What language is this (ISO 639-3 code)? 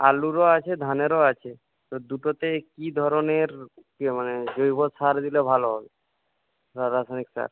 ben